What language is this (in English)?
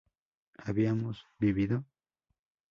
Spanish